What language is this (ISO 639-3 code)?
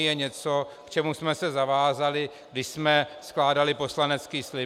ces